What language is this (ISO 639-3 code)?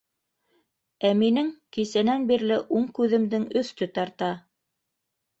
bak